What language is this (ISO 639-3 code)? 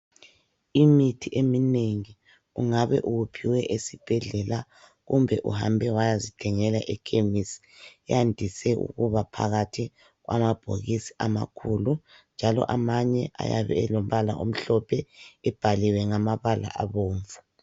nde